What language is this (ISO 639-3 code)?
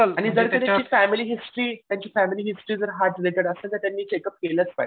mar